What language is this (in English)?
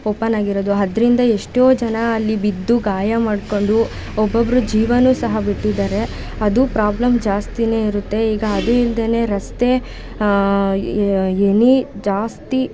Kannada